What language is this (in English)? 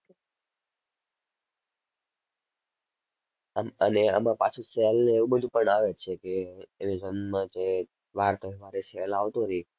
Gujarati